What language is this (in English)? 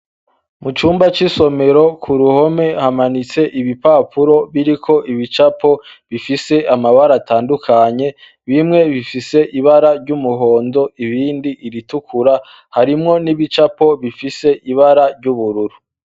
Rundi